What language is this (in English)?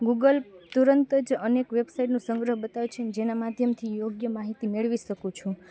Gujarati